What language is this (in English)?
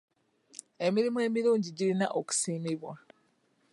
Ganda